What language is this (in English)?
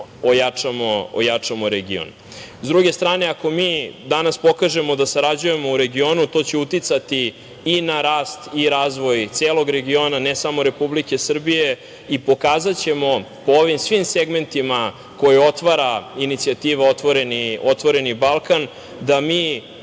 Serbian